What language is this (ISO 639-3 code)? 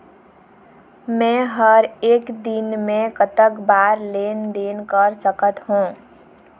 hne